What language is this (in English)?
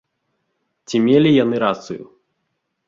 Belarusian